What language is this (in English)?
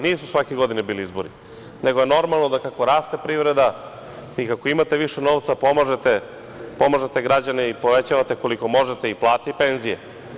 Serbian